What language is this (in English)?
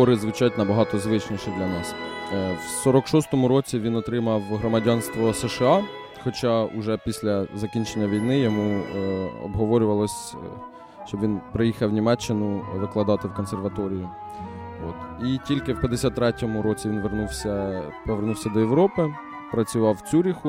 Ukrainian